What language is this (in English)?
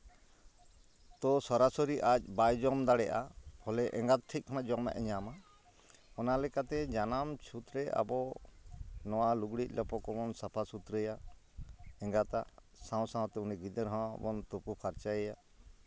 Santali